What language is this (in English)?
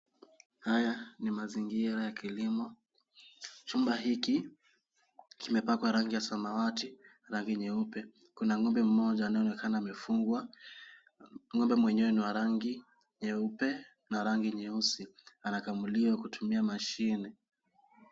Swahili